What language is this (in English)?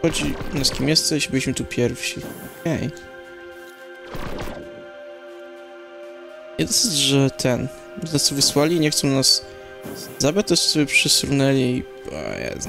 Polish